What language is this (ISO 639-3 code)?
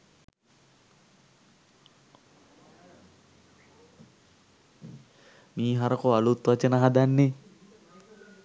sin